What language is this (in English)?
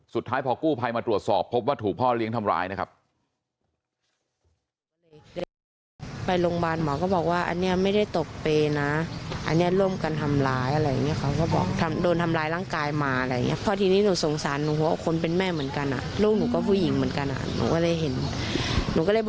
Thai